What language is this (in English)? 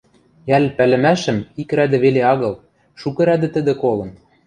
Western Mari